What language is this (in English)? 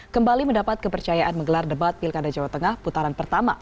Indonesian